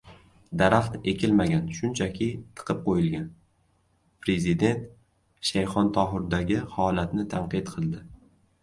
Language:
Uzbek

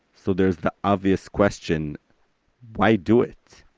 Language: English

